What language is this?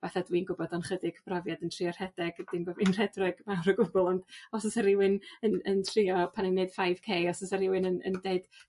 Welsh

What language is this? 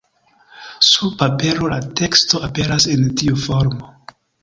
Esperanto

